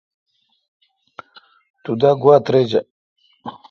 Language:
Kalkoti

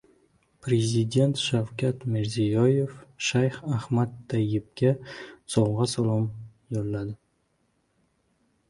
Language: Uzbek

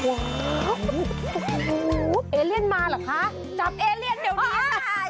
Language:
Thai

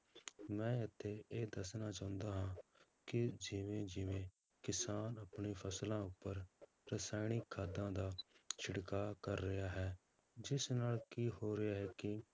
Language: Punjabi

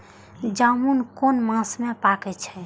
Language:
Maithili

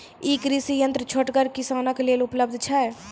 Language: Maithili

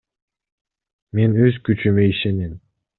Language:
Kyrgyz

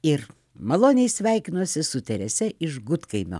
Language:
Lithuanian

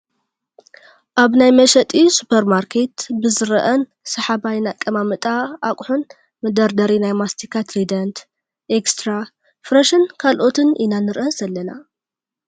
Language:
Tigrinya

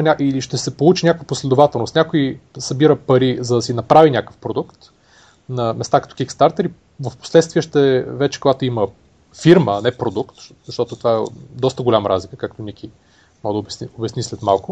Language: Bulgarian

